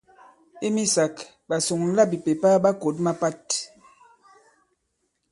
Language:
Bankon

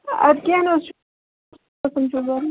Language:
Kashmiri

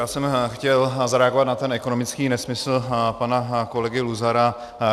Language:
Czech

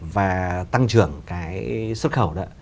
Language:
Vietnamese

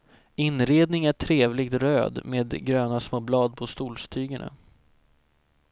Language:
Swedish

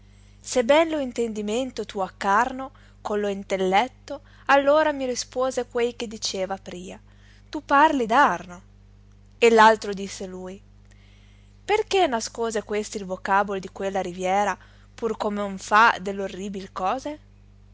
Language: Italian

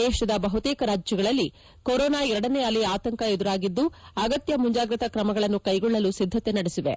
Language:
Kannada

